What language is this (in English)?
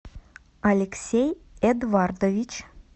Russian